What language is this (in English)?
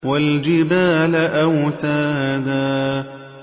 Arabic